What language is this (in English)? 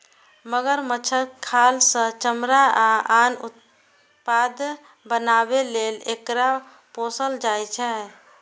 Maithili